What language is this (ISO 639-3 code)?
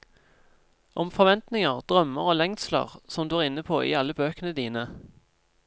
nor